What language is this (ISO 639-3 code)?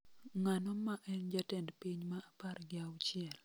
luo